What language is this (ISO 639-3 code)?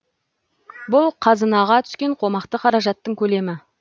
kaz